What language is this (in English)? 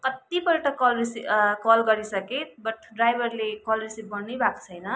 Nepali